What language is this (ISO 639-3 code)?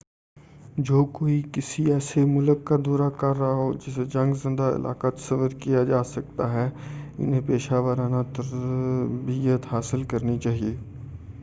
urd